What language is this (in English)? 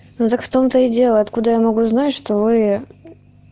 Russian